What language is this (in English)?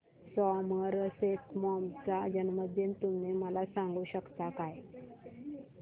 Marathi